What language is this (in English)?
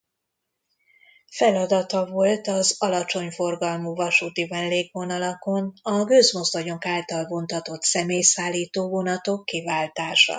Hungarian